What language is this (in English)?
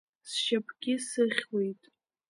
Abkhazian